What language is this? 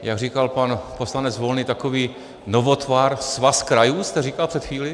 Czech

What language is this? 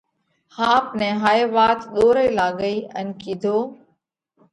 Parkari Koli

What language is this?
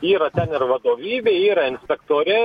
Lithuanian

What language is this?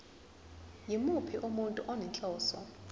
Zulu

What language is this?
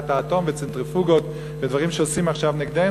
Hebrew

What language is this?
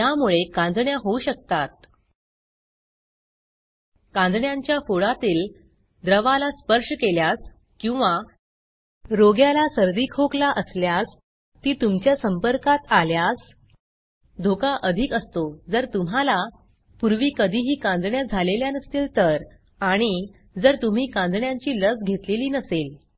Marathi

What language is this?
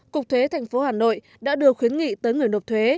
Vietnamese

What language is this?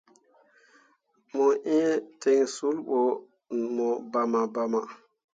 Mundang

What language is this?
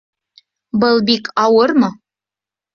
Bashkir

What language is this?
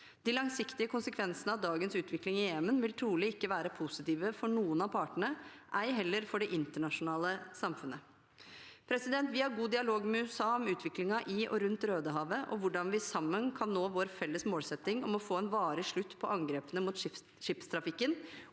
Norwegian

